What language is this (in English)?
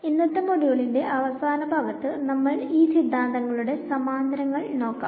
Malayalam